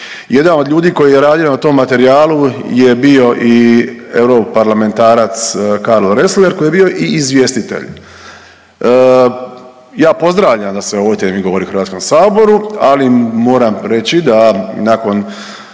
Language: Croatian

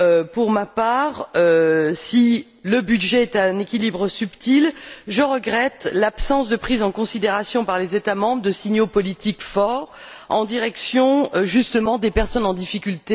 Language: French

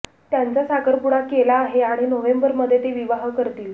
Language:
Marathi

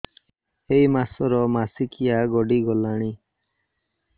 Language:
Odia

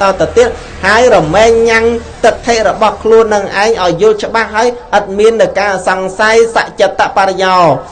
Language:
Vietnamese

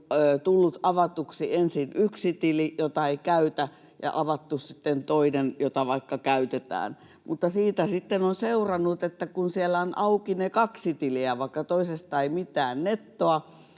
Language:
Finnish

